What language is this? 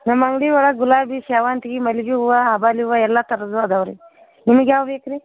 Kannada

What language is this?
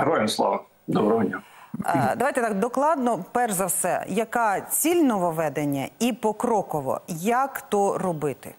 Ukrainian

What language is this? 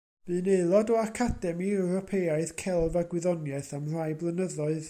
Welsh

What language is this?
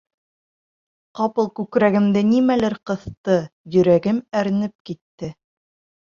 Bashkir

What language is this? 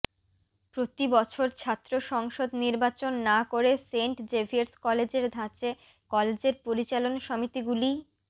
Bangla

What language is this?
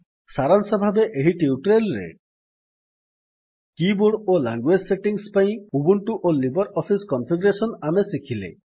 Odia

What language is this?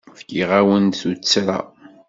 Kabyle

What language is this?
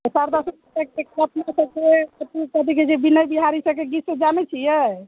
Maithili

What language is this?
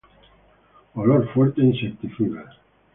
Spanish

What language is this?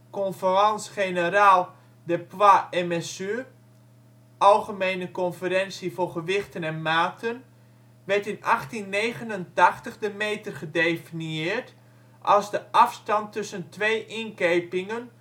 Dutch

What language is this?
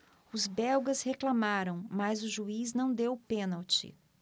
Portuguese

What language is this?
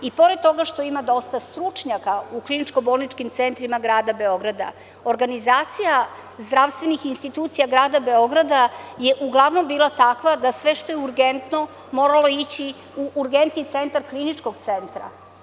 Serbian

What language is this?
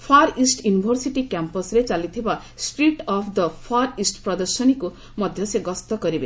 Odia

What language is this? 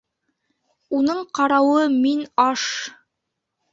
Bashkir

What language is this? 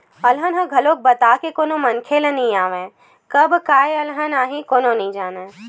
Chhattisgarhi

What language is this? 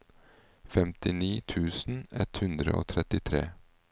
Norwegian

